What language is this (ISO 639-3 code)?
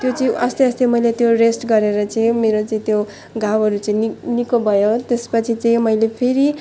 nep